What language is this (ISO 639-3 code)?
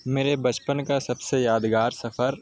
urd